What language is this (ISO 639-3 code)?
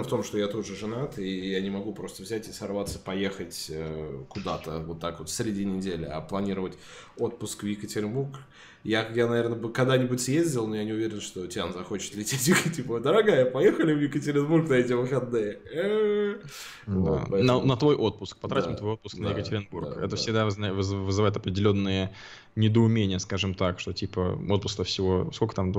rus